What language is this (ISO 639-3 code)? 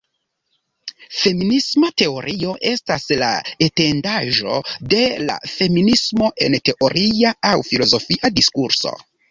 epo